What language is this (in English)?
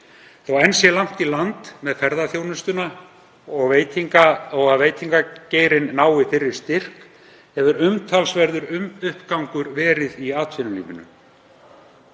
Icelandic